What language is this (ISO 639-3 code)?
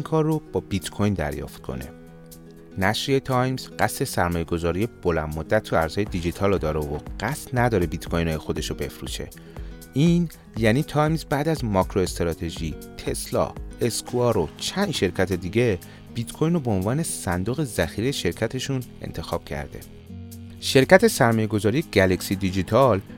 fas